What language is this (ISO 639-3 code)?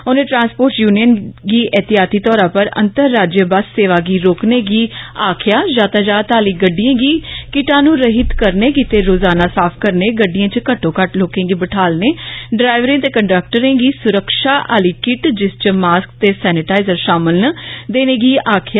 doi